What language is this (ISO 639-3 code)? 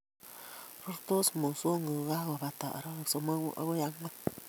kln